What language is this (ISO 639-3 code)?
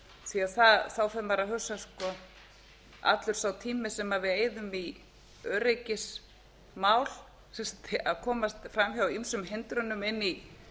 isl